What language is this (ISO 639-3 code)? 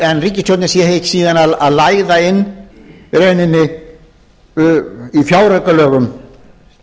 isl